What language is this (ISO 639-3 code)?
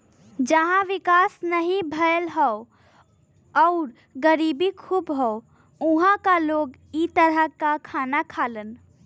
bho